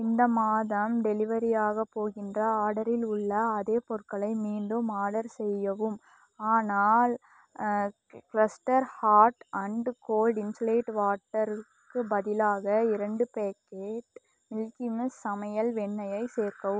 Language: Tamil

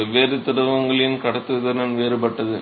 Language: Tamil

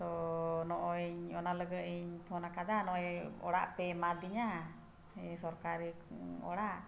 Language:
Santali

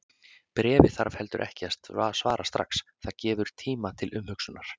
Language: Icelandic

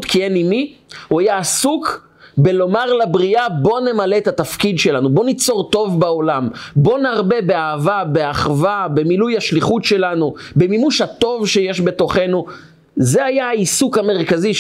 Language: Hebrew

